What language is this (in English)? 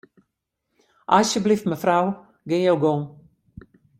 Western Frisian